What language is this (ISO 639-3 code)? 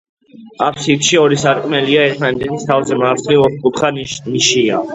kat